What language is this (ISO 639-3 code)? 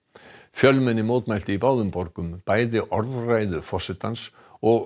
isl